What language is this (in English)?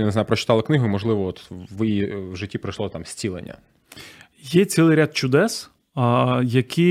Ukrainian